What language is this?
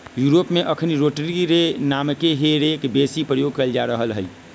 Magahi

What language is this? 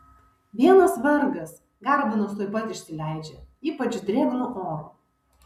Lithuanian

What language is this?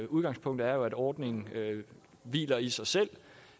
Danish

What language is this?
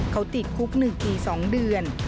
Thai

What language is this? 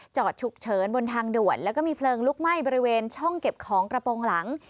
Thai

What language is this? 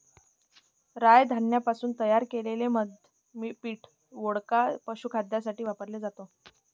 Marathi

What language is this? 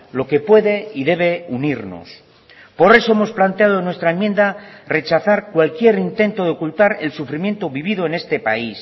Spanish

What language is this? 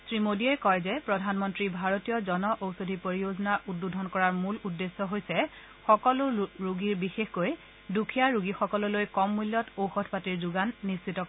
Assamese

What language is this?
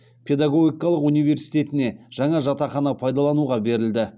Kazakh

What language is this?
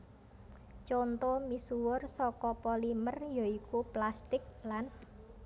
Javanese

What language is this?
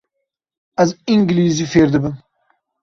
Kurdish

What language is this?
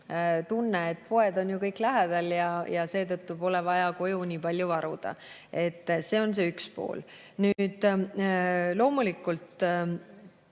Estonian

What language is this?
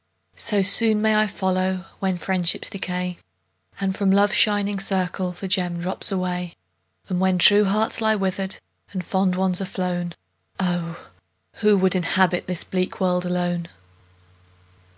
English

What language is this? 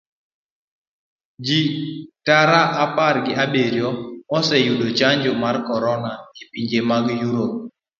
Luo (Kenya and Tanzania)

